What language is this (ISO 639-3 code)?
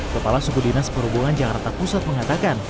ind